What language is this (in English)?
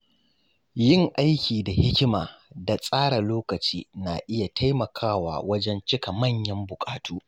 Hausa